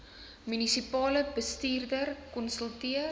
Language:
Afrikaans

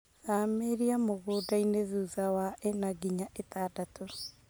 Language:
Kikuyu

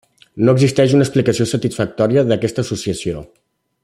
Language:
Catalan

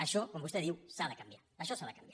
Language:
Catalan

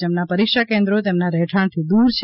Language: Gujarati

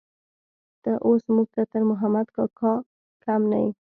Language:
Pashto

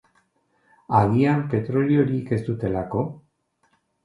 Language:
Basque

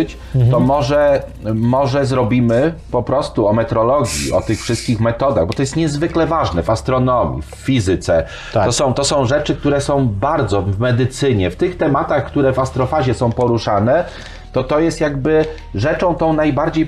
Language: Polish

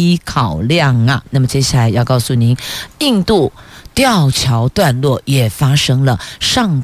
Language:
Chinese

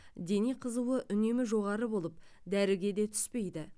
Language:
Kazakh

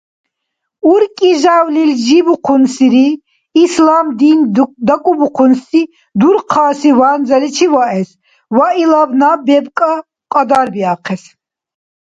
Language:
Dargwa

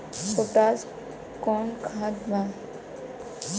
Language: Bhojpuri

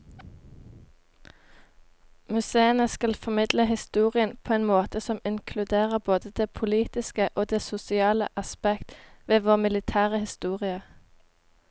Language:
Norwegian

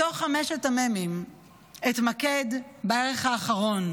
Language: Hebrew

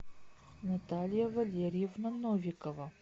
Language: Russian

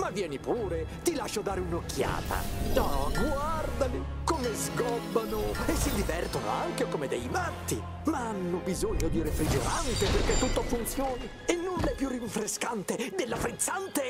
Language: Italian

